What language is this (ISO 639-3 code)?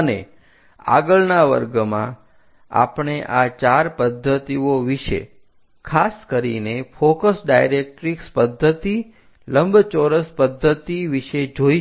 guj